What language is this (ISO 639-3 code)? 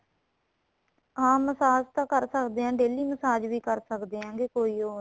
pan